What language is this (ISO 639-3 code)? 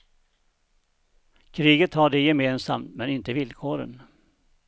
swe